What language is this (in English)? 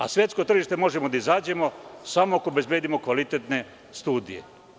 Serbian